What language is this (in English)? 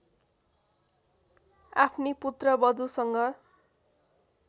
Nepali